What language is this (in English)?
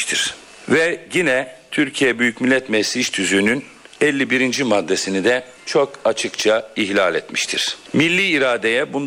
Turkish